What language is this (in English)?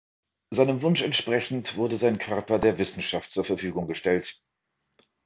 German